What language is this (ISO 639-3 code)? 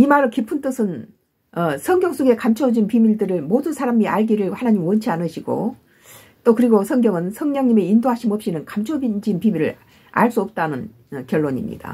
kor